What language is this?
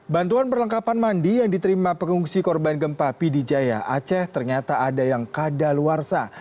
Indonesian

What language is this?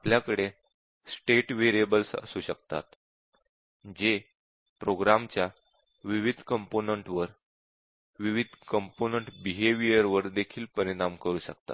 Marathi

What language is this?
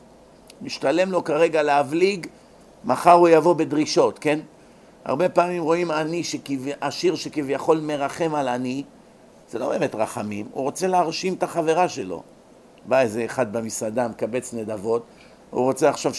Hebrew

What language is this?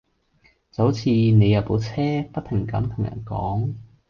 Cantonese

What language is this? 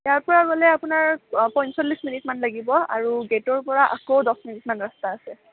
Assamese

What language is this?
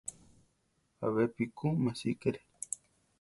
Central Tarahumara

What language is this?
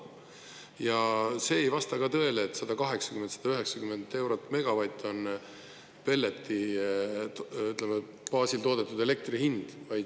Estonian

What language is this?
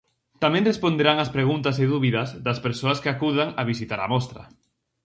Galician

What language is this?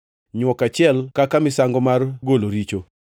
Luo (Kenya and Tanzania)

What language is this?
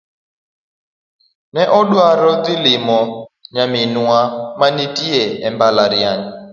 Luo (Kenya and Tanzania)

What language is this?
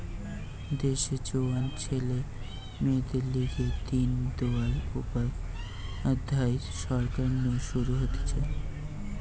Bangla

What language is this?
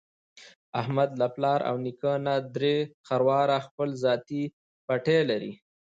Pashto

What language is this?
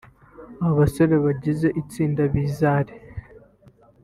Kinyarwanda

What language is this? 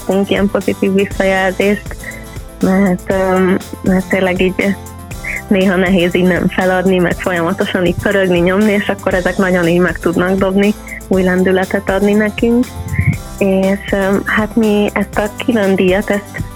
Hungarian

